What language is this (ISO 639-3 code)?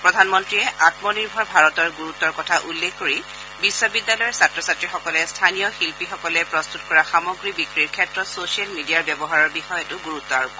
asm